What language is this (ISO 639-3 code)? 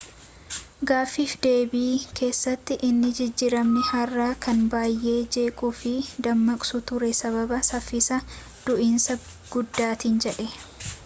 orm